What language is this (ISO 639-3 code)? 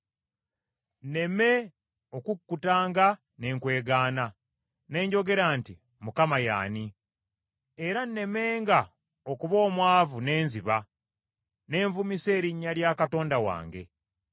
lug